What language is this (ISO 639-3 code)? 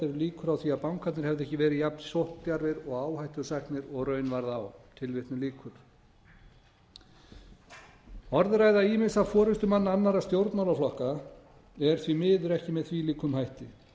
isl